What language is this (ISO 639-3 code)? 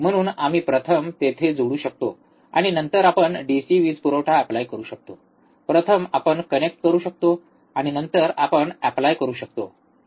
mar